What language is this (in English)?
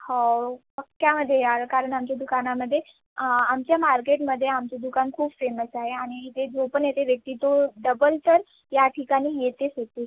Marathi